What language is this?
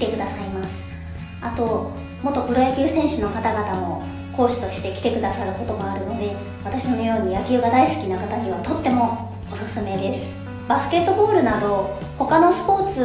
Japanese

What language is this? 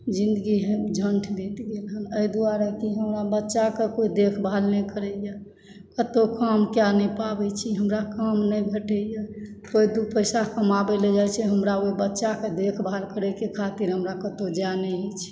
Maithili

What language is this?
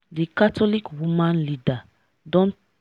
Nigerian Pidgin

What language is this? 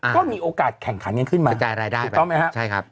Thai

